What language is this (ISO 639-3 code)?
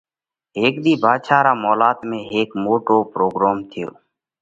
kvx